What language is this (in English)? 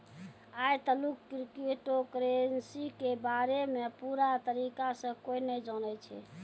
Maithili